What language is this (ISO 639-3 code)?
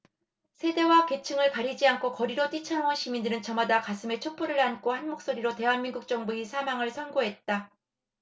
kor